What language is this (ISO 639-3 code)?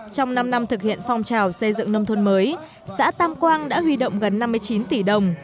vie